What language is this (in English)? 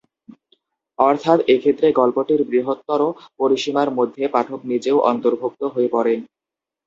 Bangla